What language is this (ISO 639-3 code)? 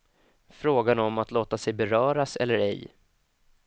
swe